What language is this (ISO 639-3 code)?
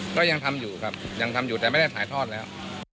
tha